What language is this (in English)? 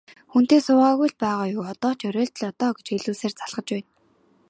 Mongolian